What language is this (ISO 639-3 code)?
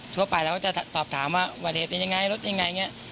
tha